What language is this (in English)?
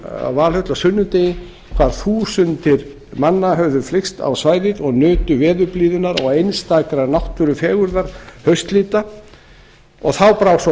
Icelandic